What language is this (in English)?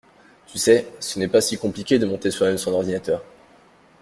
French